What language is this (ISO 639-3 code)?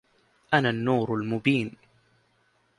ara